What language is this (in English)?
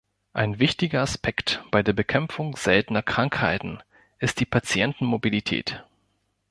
German